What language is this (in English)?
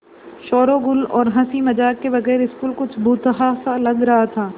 Hindi